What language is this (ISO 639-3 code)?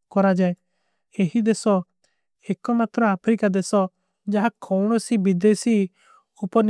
uki